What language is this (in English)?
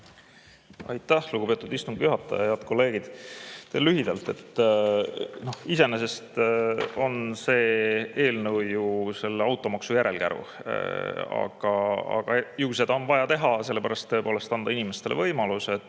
Estonian